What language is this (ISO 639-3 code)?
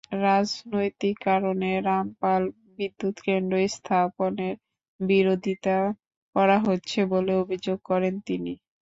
ben